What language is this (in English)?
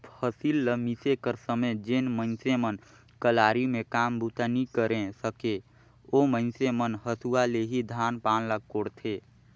Chhattisgarhi